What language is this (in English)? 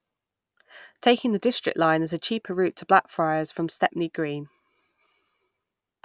English